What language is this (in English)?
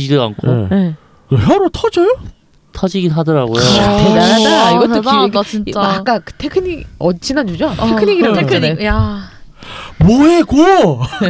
Korean